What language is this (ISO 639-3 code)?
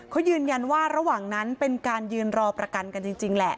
tha